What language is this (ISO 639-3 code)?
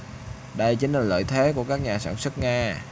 vie